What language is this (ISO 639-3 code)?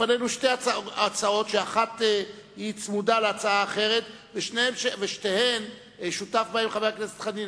heb